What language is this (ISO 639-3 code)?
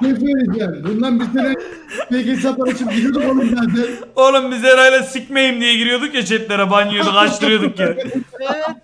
tur